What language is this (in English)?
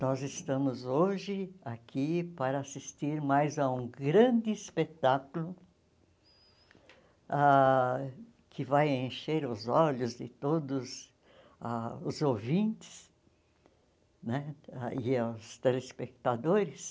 Portuguese